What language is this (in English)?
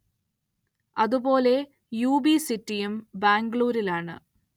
Malayalam